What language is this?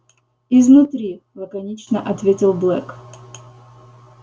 Russian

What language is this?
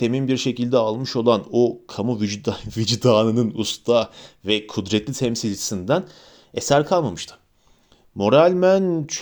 Turkish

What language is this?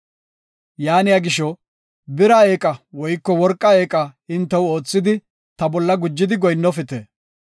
Gofa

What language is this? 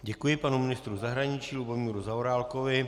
Czech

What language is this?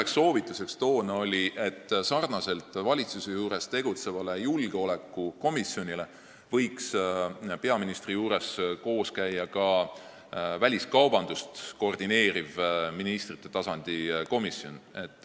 Estonian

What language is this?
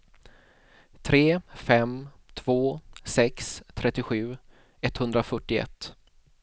Swedish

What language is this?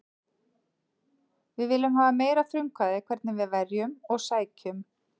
Icelandic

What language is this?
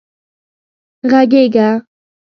Pashto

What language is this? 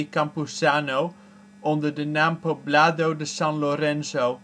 Dutch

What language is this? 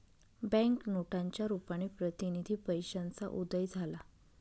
Marathi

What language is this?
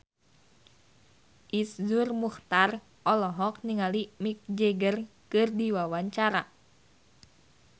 Sundanese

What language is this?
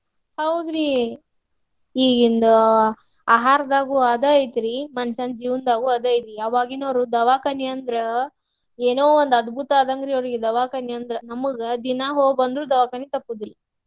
Kannada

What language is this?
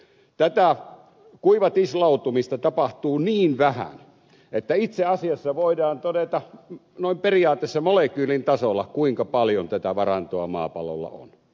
Finnish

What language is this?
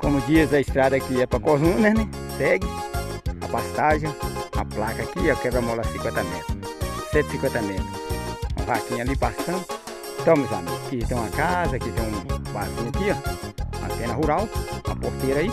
Portuguese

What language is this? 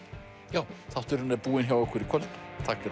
Icelandic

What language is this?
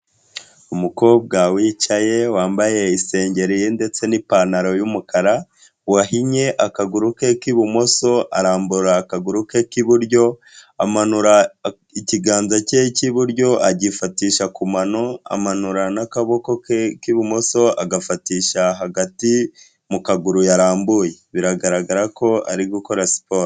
Kinyarwanda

